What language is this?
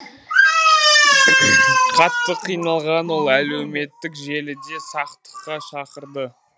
Kazakh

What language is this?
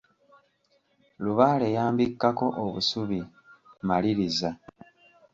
Ganda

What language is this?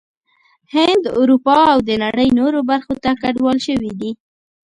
Pashto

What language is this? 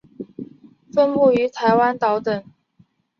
Chinese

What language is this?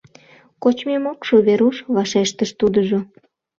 Mari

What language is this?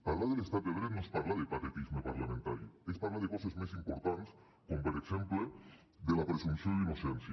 Catalan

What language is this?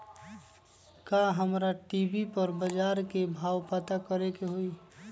Magahi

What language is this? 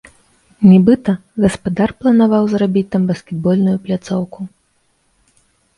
Belarusian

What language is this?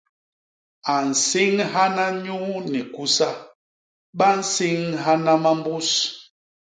Basaa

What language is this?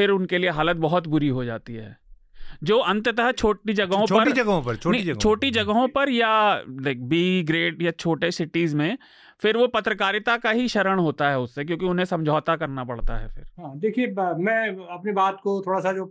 Hindi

